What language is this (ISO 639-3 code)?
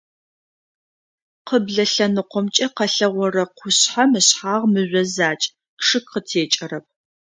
ady